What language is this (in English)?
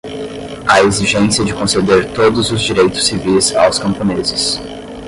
Portuguese